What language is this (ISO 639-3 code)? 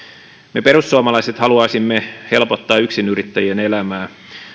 fin